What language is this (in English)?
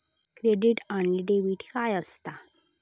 Marathi